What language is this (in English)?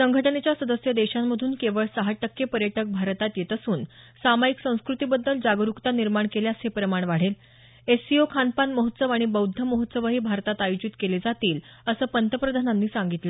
Marathi